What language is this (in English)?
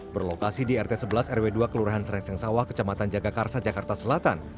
Indonesian